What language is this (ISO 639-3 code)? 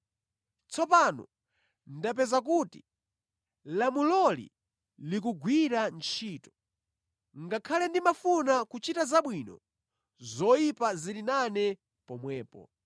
nya